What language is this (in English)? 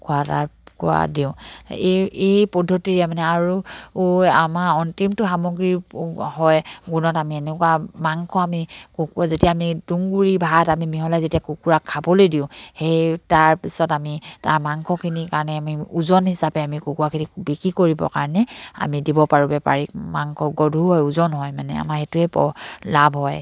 Assamese